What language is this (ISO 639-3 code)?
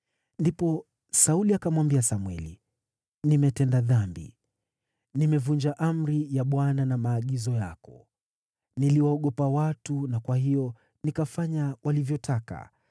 swa